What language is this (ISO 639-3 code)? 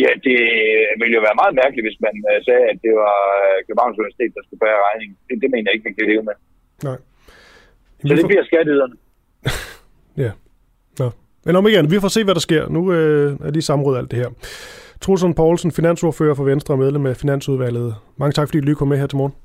dan